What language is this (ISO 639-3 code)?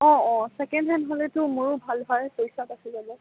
asm